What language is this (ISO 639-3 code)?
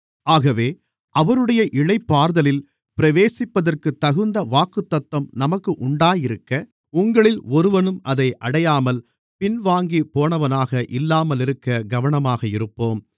tam